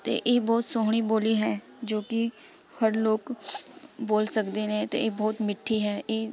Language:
Punjabi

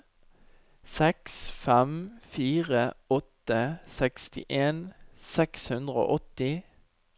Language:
Norwegian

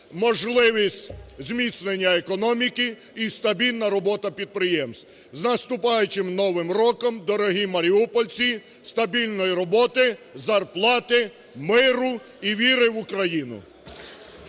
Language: Ukrainian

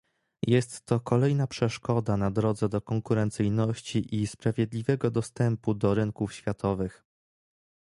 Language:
Polish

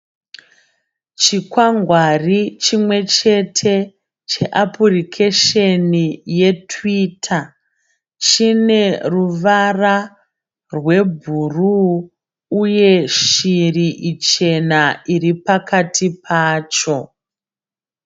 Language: Shona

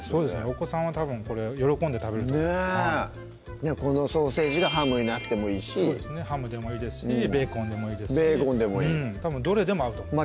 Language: Japanese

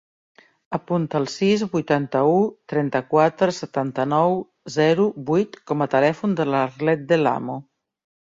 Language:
Catalan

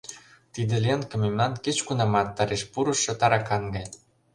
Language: Mari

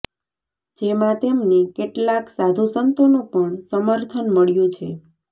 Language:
Gujarati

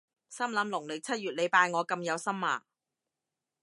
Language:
Cantonese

